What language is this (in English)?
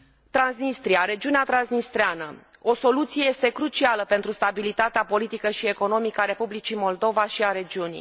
Romanian